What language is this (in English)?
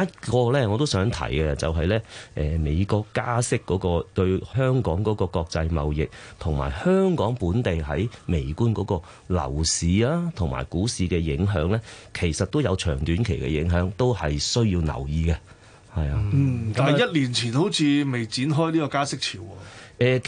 Chinese